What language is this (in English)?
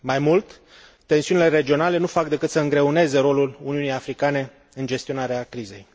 Romanian